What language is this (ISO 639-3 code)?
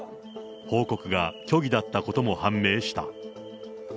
jpn